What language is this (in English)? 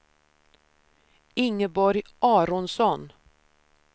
Swedish